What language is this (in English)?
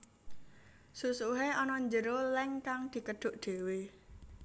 Javanese